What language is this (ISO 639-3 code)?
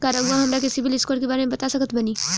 bho